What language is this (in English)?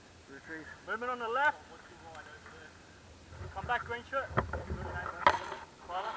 English